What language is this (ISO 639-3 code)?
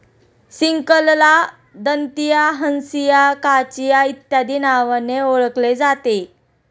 mar